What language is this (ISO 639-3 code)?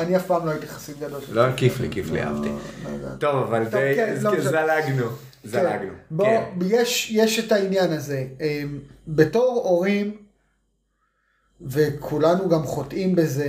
heb